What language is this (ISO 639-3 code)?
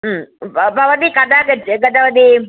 san